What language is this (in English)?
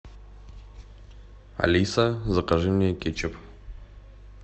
Russian